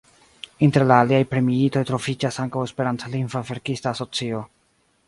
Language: Esperanto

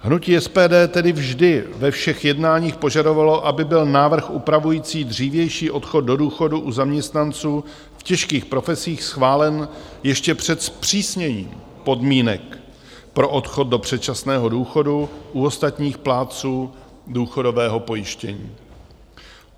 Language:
Czech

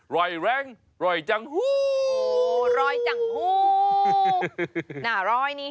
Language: Thai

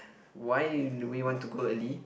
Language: English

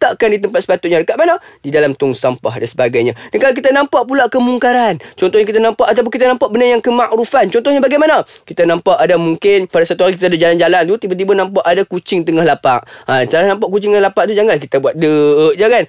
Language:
Malay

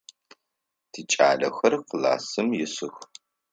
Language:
Adyghe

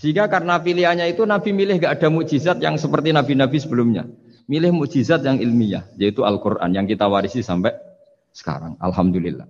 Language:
Indonesian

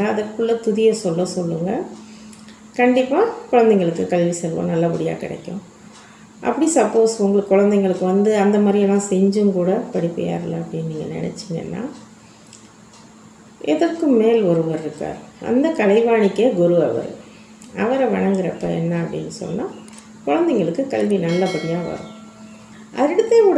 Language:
Tamil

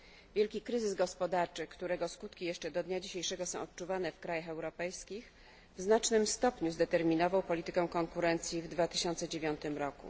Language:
Polish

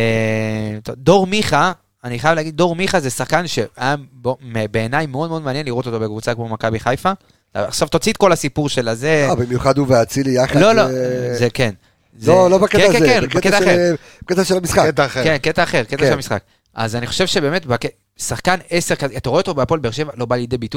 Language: Hebrew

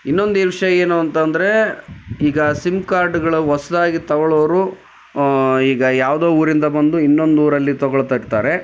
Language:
Kannada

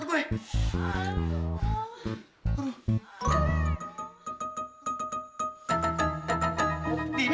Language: Indonesian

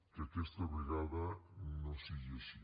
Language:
Catalan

